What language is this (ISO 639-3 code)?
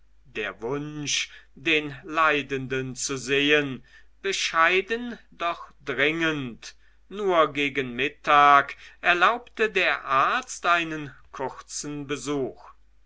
deu